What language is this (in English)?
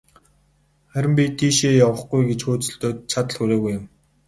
Mongolian